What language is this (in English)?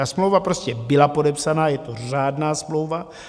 Czech